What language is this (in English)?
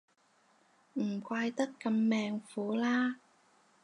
Cantonese